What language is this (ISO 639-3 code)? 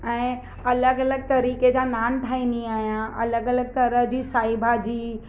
snd